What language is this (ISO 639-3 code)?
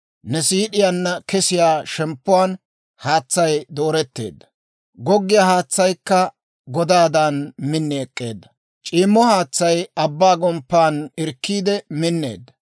dwr